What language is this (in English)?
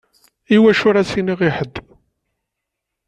Kabyle